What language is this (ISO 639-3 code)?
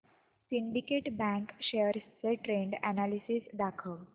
mar